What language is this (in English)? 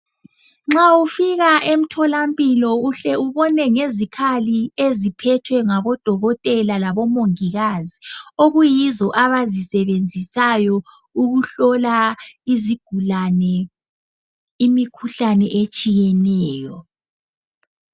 North Ndebele